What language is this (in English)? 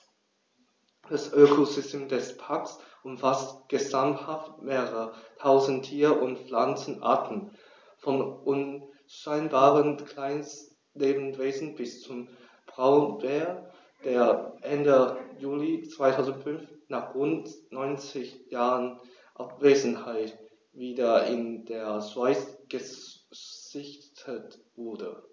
German